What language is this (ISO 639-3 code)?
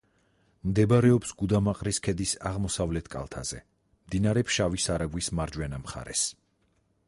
kat